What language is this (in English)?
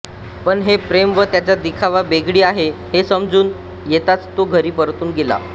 Marathi